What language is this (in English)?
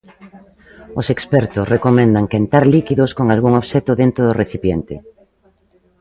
Galician